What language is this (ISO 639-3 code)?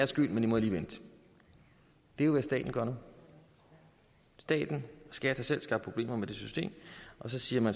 dan